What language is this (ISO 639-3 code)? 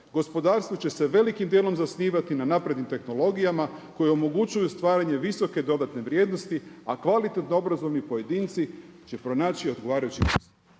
hrv